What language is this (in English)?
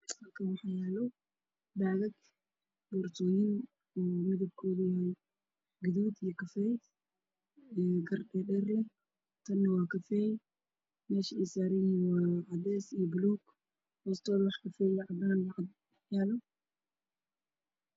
Somali